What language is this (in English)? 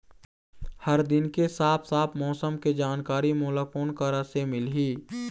Chhattisgarhi